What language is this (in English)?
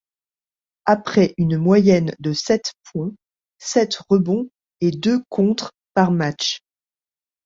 French